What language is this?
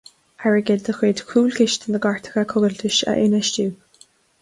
Irish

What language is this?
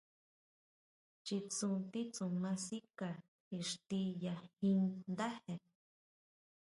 Huautla Mazatec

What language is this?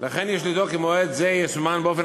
Hebrew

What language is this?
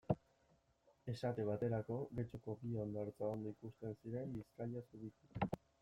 Basque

